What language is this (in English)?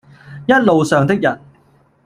Cantonese